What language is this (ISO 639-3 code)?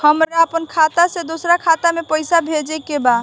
bho